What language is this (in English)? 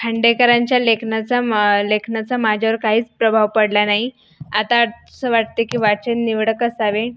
Marathi